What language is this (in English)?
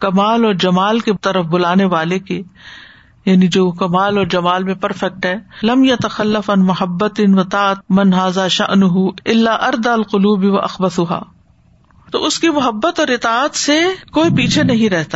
Urdu